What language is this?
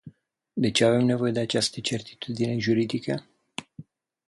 Romanian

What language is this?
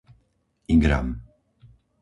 Slovak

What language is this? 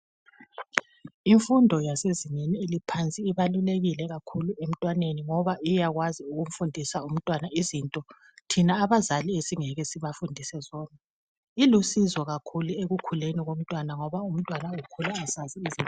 North Ndebele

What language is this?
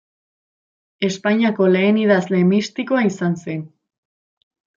Basque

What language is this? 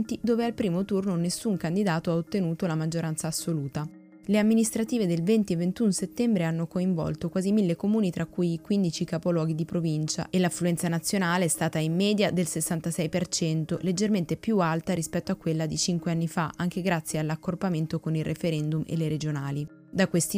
Italian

